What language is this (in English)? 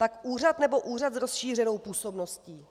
Czech